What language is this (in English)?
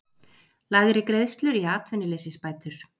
Icelandic